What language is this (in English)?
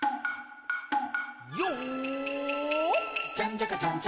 Japanese